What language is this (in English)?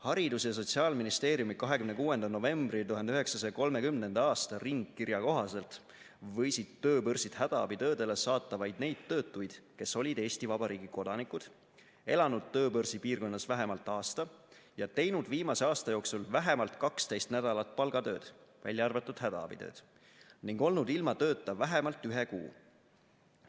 Estonian